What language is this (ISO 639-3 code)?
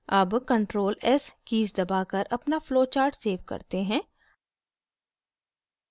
hin